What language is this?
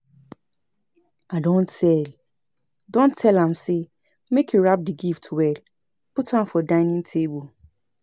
Nigerian Pidgin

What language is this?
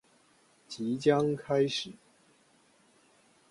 Chinese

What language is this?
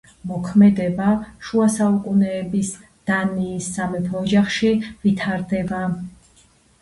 Georgian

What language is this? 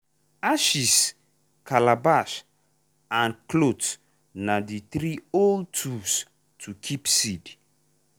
Nigerian Pidgin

